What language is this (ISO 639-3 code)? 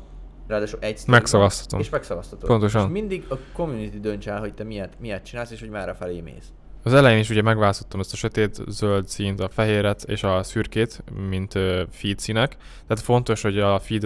hun